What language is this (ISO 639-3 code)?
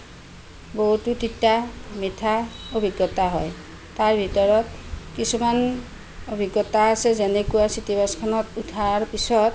asm